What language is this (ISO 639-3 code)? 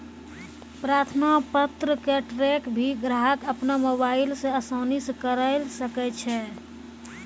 mai